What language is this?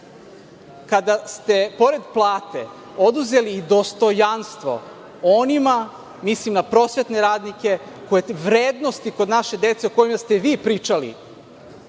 Serbian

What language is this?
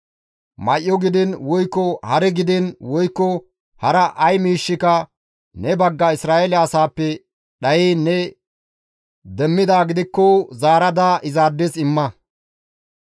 Gamo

